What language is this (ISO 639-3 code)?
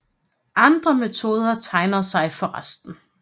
dan